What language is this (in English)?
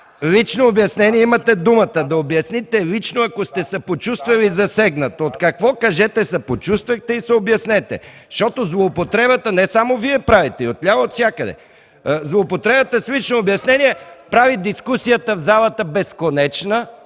Bulgarian